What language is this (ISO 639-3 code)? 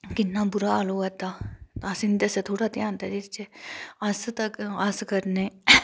doi